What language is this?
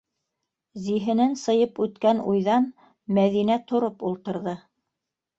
Bashkir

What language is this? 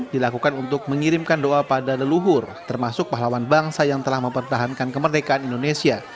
Indonesian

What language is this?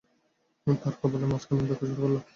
Bangla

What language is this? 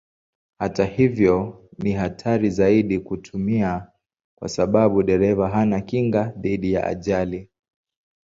Swahili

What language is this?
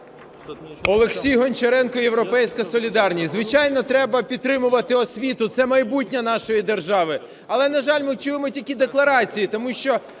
Ukrainian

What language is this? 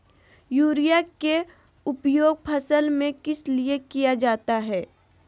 Magahi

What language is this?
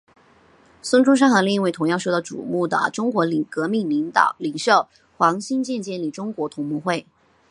Chinese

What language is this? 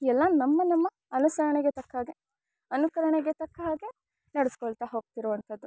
Kannada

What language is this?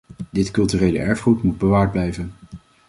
Dutch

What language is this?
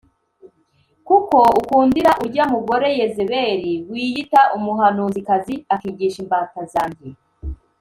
Kinyarwanda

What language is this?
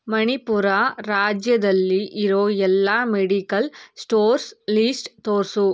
Kannada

